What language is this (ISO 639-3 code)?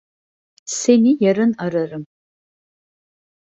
tur